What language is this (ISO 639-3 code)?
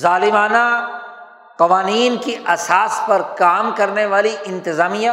urd